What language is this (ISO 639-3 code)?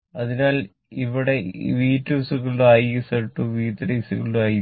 mal